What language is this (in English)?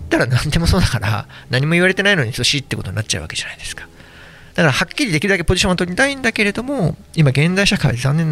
Japanese